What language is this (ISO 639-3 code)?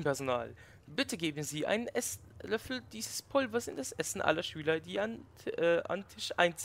deu